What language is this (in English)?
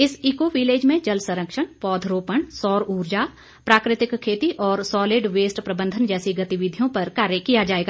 Hindi